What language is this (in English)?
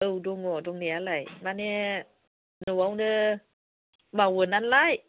Bodo